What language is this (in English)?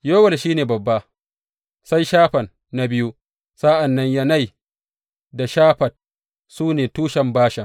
Hausa